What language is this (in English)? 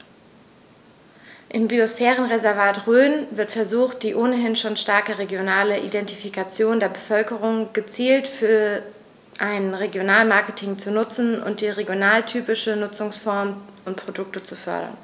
German